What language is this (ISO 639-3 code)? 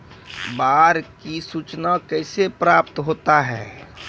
mai